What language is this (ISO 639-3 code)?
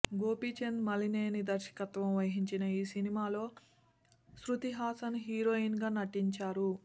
tel